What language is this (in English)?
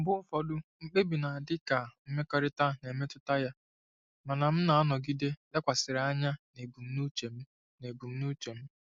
Igbo